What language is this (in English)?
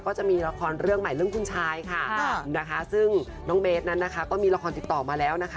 Thai